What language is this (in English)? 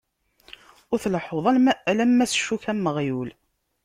Kabyle